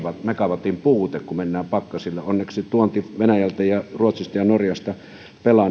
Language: Finnish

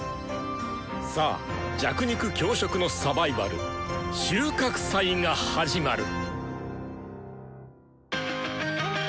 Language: Japanese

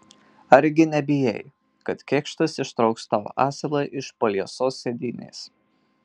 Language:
Lithuanian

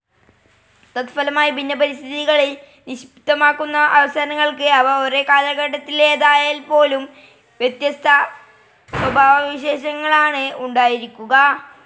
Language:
Malayalam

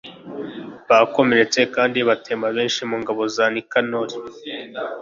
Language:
Kinyarwanda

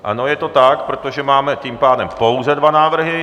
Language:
Czech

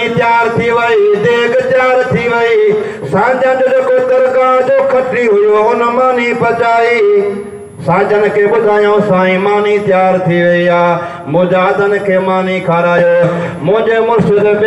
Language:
Hindi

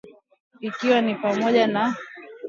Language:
Swahili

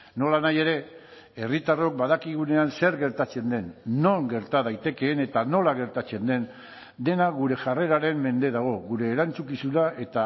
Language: Basque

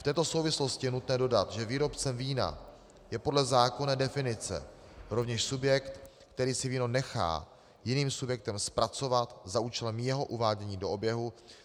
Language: Czech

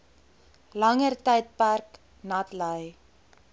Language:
Afrikaans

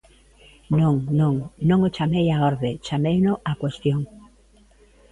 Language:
Galician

